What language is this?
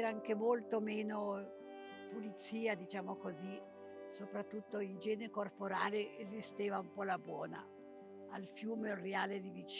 Italian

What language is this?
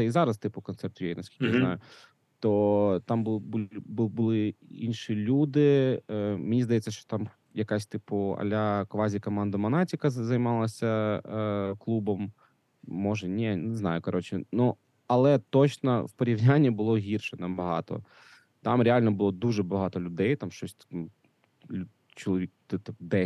Ukrainian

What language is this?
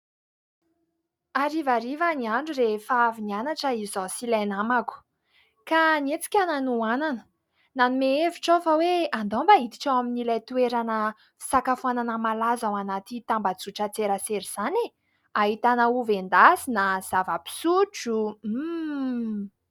Malagasy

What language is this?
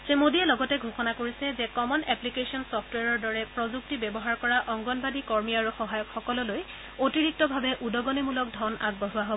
Assamese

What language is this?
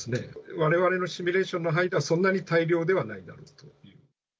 Japanese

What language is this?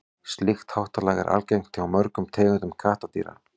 Icelandic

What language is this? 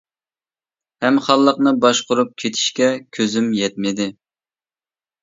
Uyghur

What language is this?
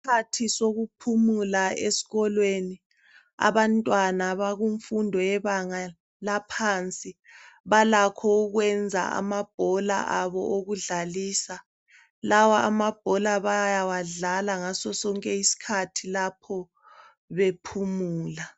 North Ndebele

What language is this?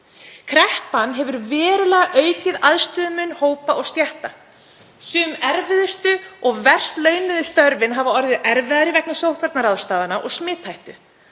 Icelandic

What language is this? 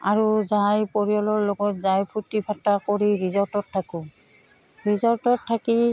Assamese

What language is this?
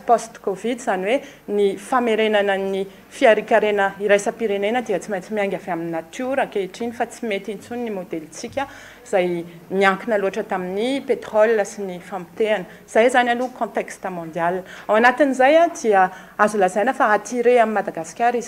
Romanian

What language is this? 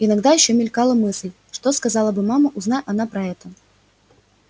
Russian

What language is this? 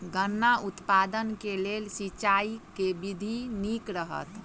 Maithili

